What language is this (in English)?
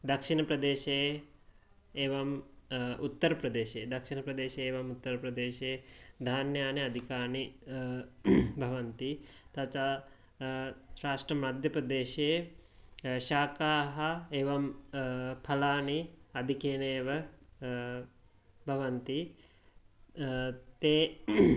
Sanskrit